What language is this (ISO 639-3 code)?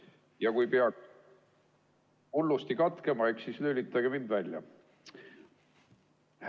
est